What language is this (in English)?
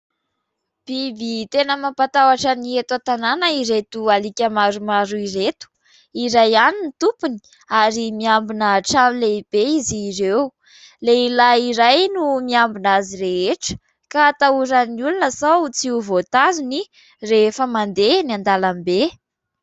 Malagasy